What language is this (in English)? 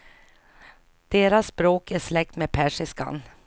Swedish